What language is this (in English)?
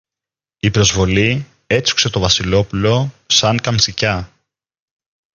Greek